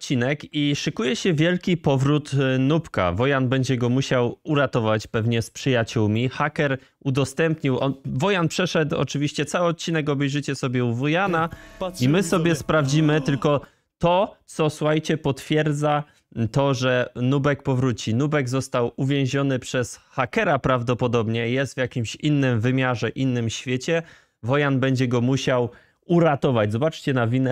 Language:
Polish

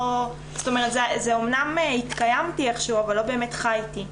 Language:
Hebrew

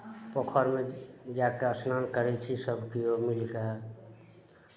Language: Maithili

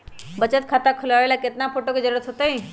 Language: Magahi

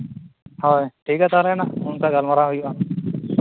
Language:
Santali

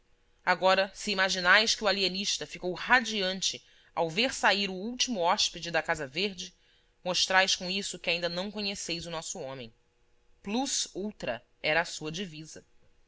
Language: Portuguese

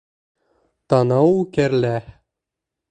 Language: Bashkir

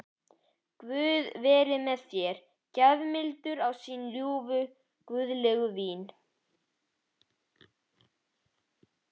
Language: Icelandic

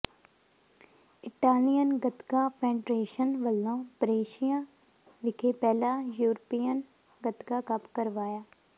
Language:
Punjabi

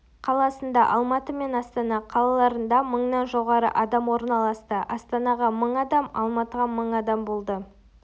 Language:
Kazakh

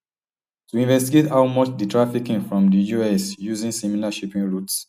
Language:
Nigerian Pidgin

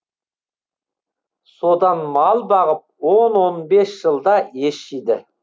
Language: Kazakh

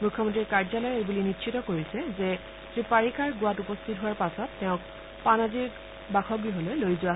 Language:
Assamese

